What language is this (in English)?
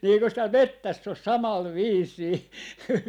Finnish